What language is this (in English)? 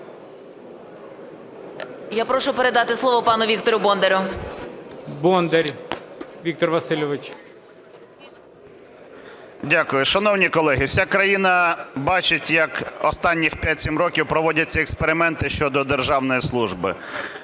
Ukrainian